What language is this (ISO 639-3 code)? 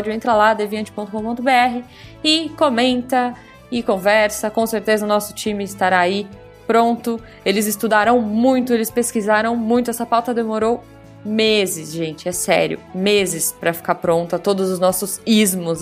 por